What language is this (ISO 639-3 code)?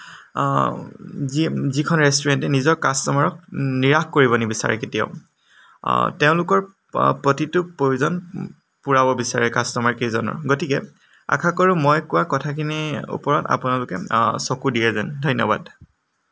asm